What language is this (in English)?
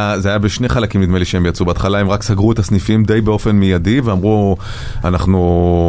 Hebrew